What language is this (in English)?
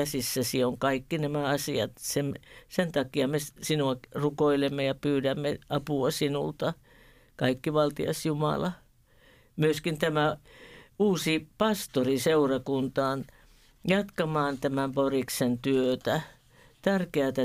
Finnish